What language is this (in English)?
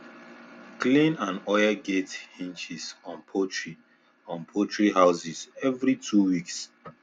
Nigerian Pidgin